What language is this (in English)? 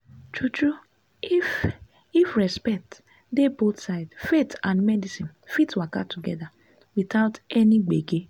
Nigerian Pidgin